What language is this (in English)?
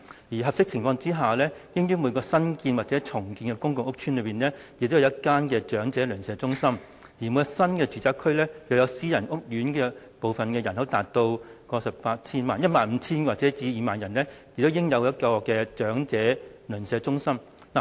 Cantonese